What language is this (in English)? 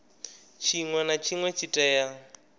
Venda